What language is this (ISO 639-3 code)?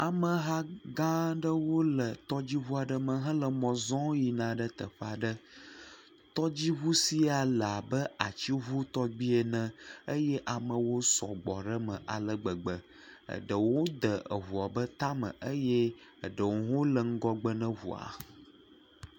ewe